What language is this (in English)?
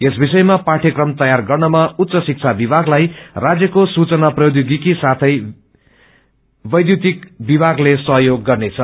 Nepali